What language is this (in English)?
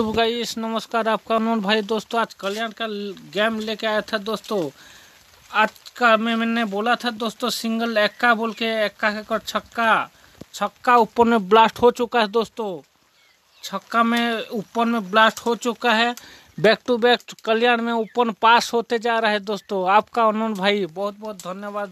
Hindi